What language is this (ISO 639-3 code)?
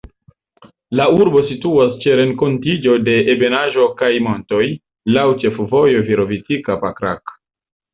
epo